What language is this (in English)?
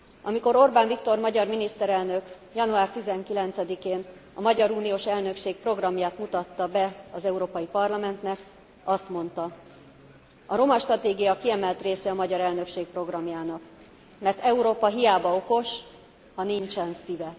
Hungarian